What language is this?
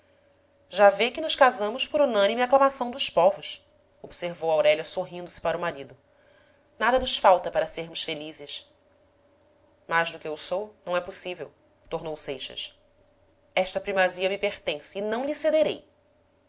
Portuguese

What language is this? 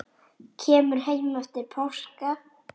Icelandic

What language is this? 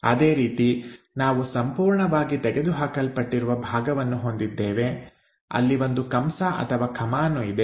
Kannada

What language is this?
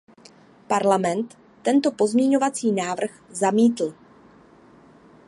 Czech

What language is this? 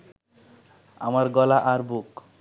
Bangla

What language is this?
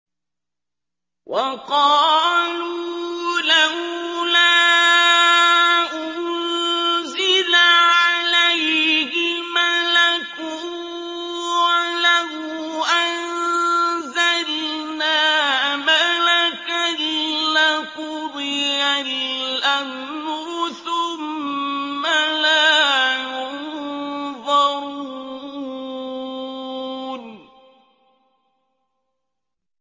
Arabic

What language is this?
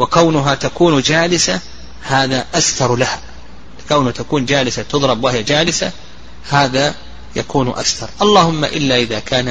Arabic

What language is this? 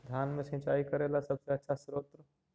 Magahi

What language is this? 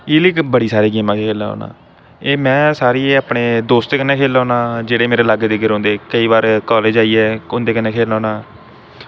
Dogri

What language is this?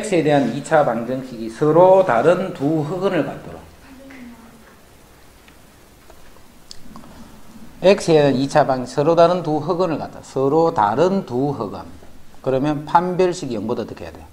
Korean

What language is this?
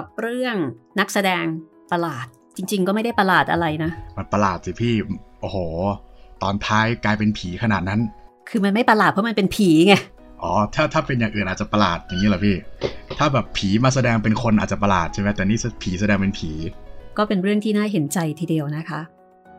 Thai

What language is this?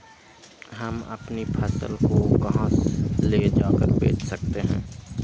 Magahi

